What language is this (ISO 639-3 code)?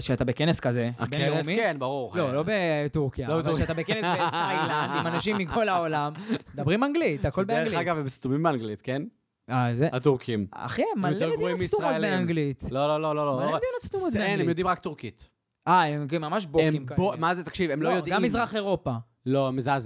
heb